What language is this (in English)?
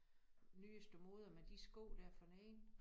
Danish